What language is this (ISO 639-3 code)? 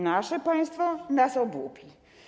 pol